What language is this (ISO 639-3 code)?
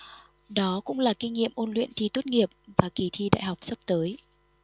vie